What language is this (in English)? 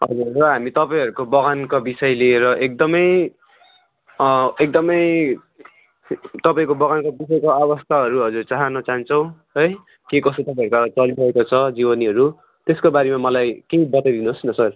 Nepali